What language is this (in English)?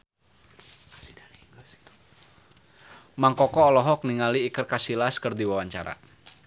Sundanese